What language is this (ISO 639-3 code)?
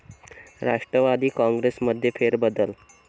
mar